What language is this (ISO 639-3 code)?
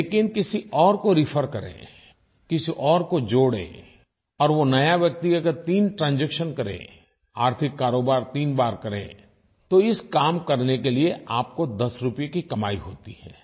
hin